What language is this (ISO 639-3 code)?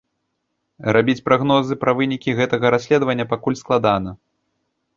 bel